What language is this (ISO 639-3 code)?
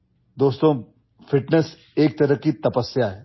asm